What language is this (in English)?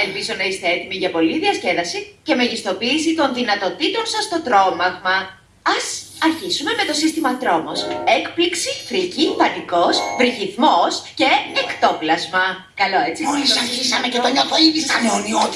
Greek